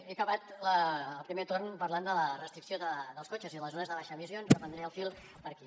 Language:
Catalan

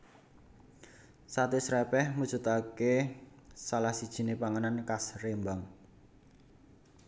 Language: Javanese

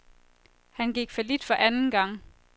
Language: Danish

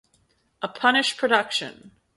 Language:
English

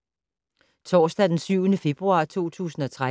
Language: Danish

